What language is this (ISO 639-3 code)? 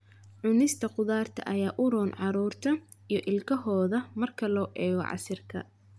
som